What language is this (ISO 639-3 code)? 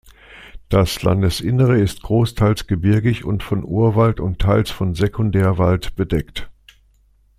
deu